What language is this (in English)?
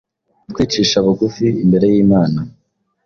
Kinyarwanda